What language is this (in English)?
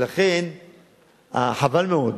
Hebrew